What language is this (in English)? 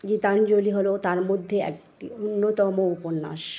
Bangla